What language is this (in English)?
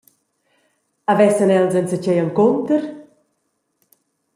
Romansh